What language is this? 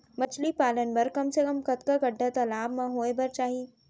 Chhattisgarhi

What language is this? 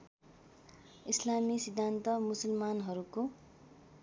Nepali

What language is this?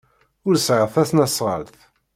Kabyle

